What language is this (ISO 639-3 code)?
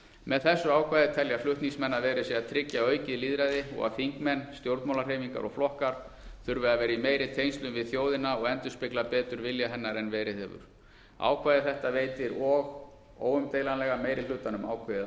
isl